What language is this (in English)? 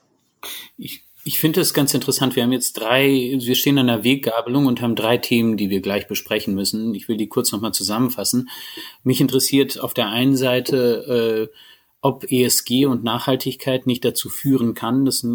German